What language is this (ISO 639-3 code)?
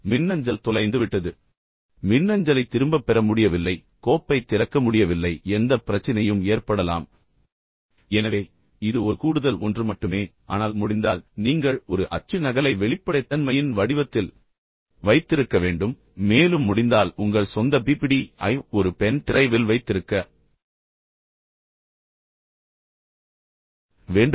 tam